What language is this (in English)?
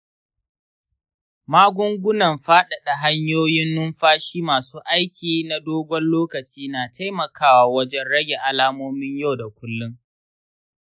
Hausa